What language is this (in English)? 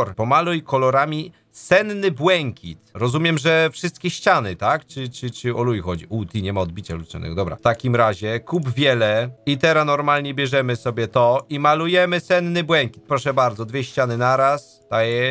Polish